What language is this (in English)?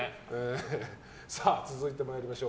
Japanese